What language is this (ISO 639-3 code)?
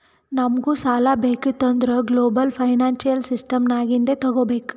kan